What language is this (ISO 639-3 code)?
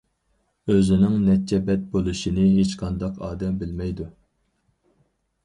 uig